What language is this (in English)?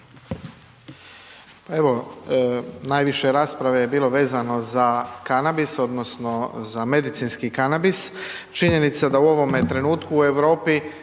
Croatian